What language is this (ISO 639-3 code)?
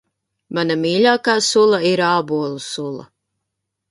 lav